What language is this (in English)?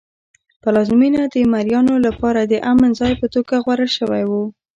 Pashto